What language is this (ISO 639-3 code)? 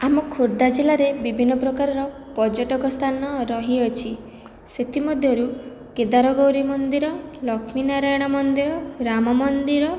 ori